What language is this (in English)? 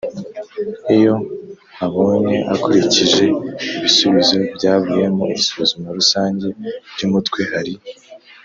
Kinyarwanda